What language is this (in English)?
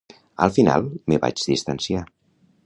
Catalan